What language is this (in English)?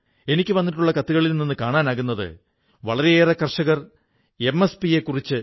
Malayalam